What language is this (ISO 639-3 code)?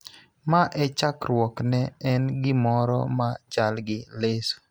luo